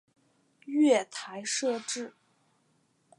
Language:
Chinese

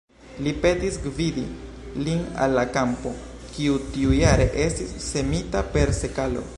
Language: Esperanto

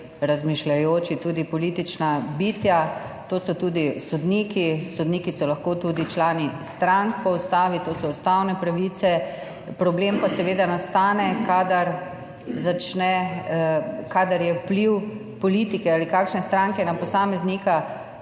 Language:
Slovenian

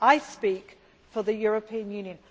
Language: English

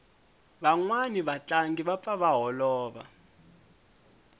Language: Tsonga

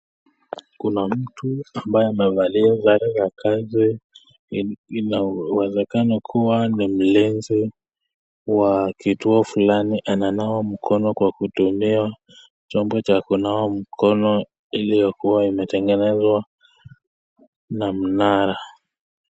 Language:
Swahili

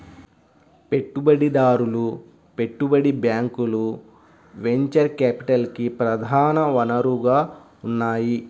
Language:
Telugu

